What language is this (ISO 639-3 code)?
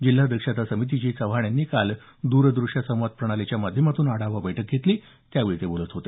mar